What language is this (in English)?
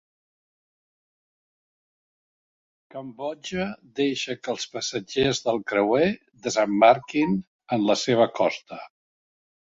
Catalan